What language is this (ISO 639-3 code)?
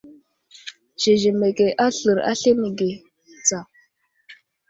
udl